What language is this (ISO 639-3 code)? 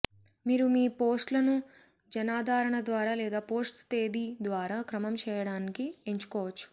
tel